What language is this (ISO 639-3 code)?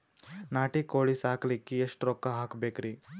kan